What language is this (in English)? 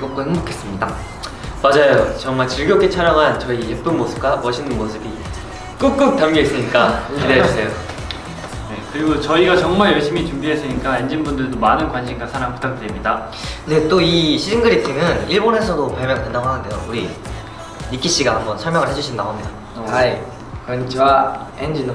Korean